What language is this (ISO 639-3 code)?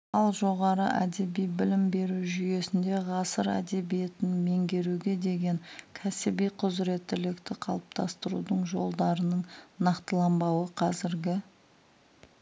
kaz